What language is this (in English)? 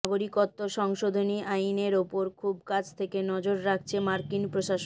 Bangla